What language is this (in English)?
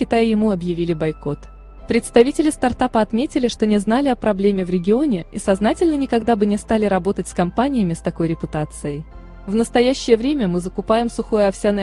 Russian